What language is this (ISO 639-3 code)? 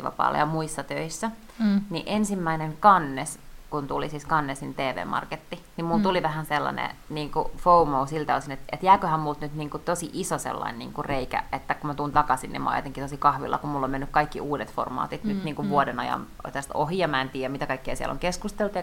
fin